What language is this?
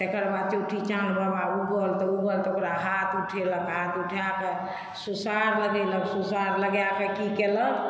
Maithili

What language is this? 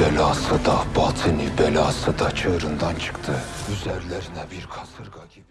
Turkish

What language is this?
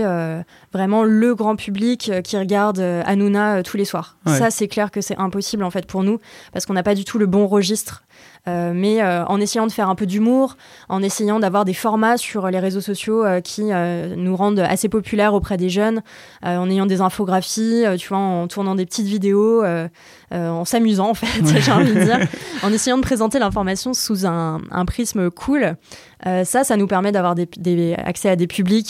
French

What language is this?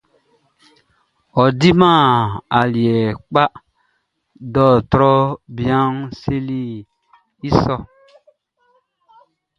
Baoulé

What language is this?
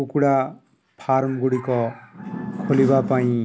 Odia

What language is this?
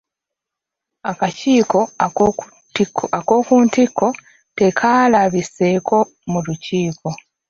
Ganda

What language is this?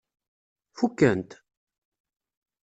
Kabyle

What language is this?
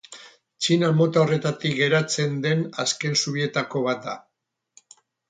Basque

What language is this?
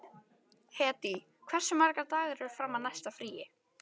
Icelandic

